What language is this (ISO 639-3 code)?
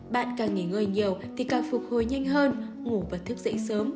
vie